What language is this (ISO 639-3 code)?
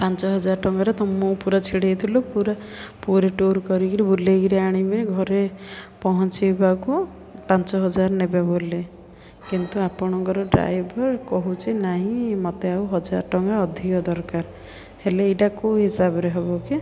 ori